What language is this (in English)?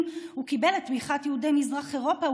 Hebrew